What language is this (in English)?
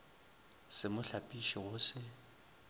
Northern Sotho